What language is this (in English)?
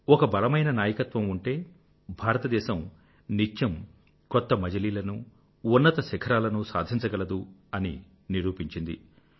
Telugu